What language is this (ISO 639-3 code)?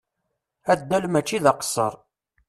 kab